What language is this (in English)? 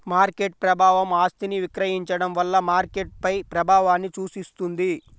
Telugu